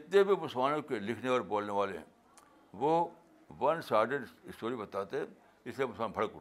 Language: Urdu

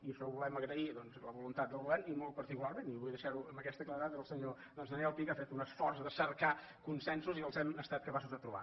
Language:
Catalan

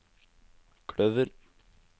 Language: Norwegian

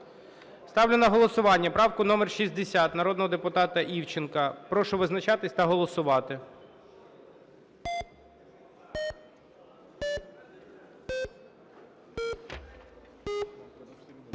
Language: Ukrainian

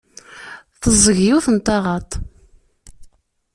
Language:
Kabyle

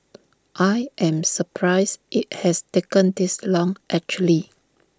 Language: English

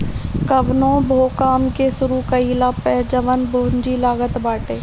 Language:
Bhojpuri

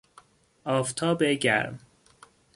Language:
Persian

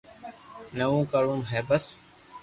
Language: Loarki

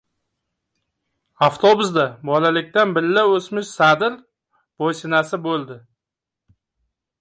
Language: Uzbek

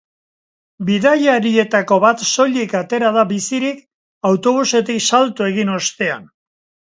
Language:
Basque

